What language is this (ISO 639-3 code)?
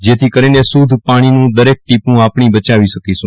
guj